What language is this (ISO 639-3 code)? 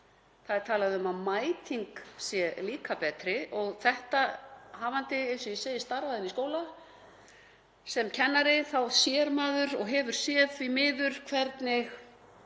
isl